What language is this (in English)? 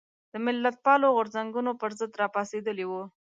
Pashto